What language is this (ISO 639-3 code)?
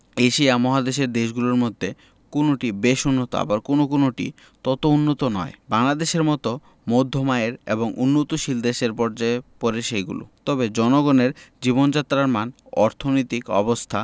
ben